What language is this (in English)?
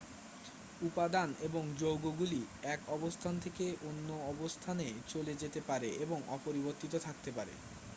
Bangla